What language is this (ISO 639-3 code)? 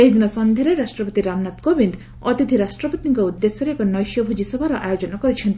ori